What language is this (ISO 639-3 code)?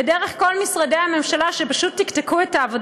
heb